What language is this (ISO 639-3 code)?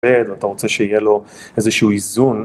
heb